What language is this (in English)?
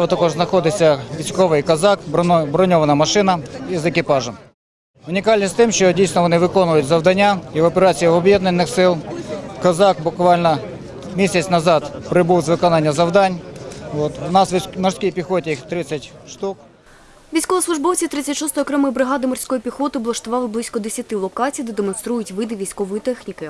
Ukrainian